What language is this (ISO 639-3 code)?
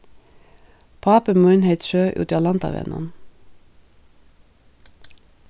fao